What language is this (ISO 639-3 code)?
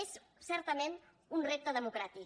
cat